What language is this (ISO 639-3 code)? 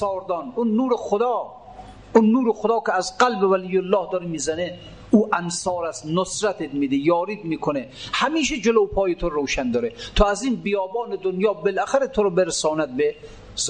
fas